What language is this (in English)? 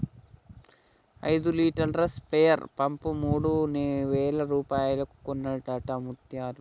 Telugu